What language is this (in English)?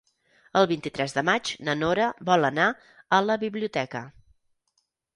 Catalan